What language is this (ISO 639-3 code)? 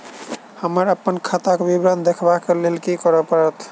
mai